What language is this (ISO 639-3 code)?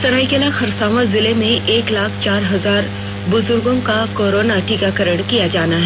hin